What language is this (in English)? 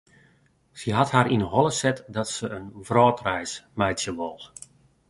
Western Frisian